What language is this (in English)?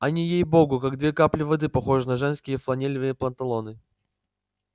Russian